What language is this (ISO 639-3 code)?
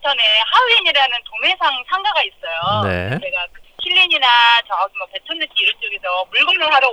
kor